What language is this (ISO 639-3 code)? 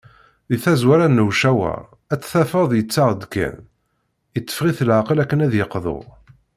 kab